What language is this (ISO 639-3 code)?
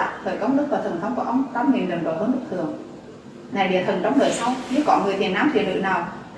vie